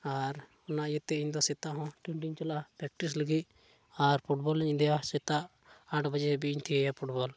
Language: Santali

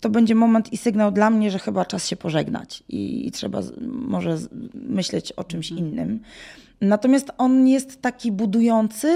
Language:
Polish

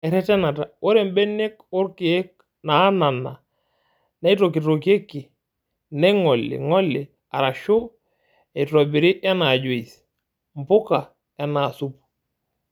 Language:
Masai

